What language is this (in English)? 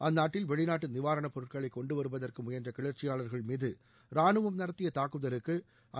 Tamil